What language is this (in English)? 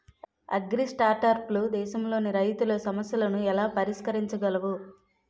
Telugu